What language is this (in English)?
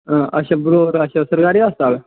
Dogri